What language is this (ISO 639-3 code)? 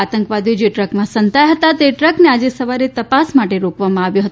guj